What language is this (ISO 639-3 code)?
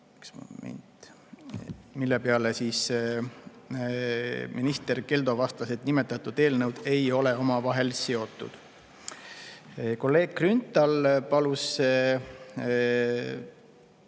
est